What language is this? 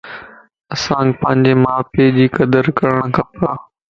Lasi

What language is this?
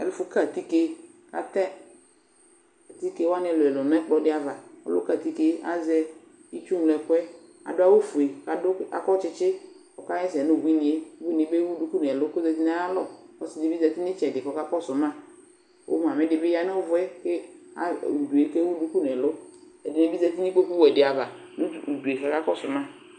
Ikposo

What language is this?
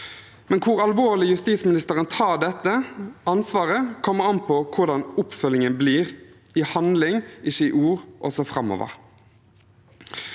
Norwegian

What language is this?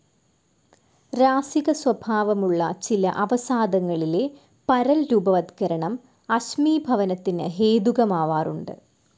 Malayalam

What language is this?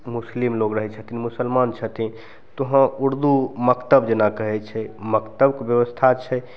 Maithili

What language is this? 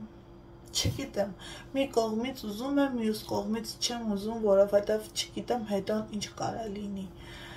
Turkish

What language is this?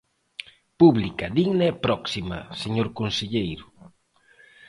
Galician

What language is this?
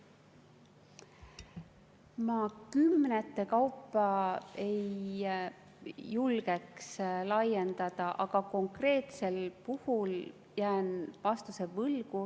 Estonian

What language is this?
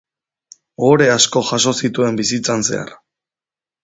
Basque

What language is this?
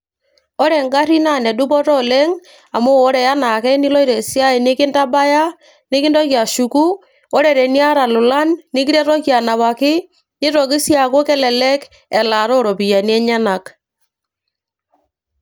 Masai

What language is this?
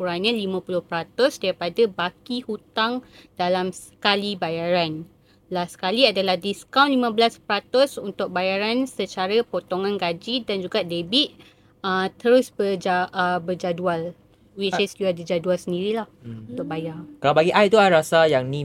Malay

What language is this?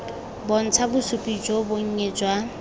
Tswana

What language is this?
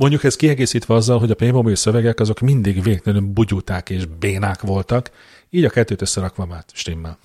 Hungarian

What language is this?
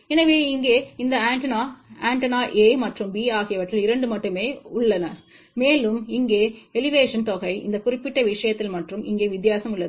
Tamil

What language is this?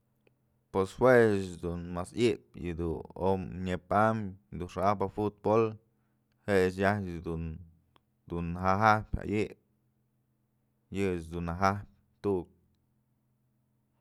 Mazatlán Mixe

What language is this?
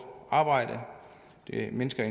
Danish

